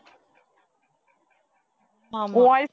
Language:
Tamil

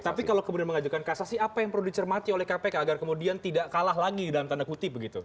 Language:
Indonesian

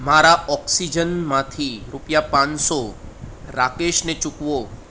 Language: Gujarati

